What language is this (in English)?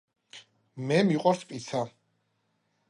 Georgian